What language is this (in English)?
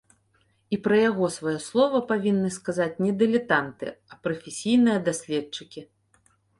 Belarusian